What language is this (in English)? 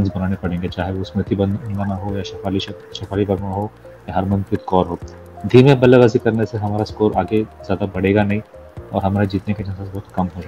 Hindi